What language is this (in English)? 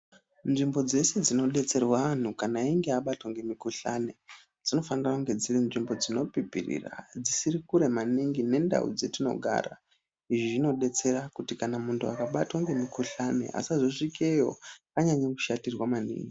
Ndau